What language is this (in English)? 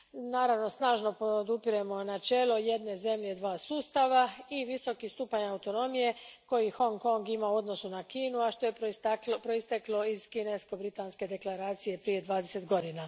Croatian